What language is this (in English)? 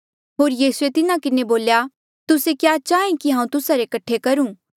Mandeali